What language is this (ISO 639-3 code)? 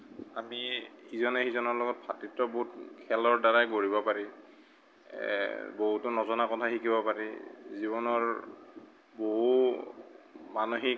asm